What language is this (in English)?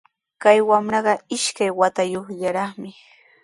Sihuas Ancash Quechua